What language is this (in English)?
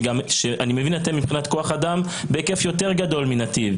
Hebrew